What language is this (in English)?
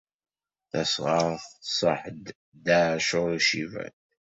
Kabyle